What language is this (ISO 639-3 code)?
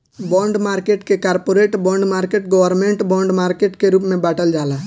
bho